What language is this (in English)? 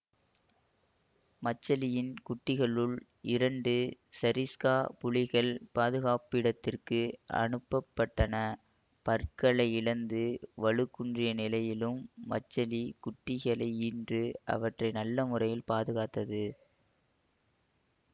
Tamil